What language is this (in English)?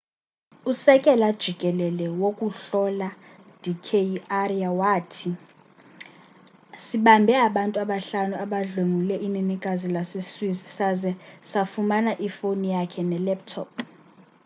Xhosa